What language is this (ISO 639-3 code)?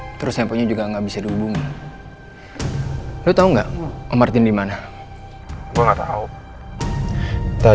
ind